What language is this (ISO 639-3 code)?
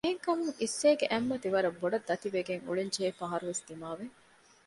div